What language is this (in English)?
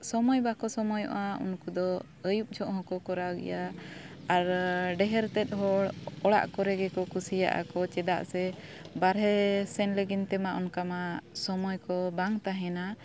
Santali